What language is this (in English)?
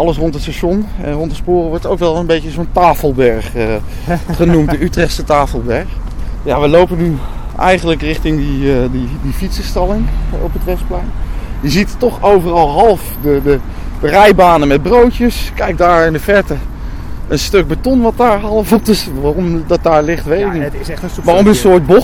Dutch